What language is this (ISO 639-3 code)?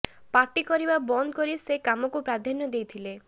ori